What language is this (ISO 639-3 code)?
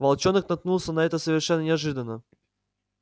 rus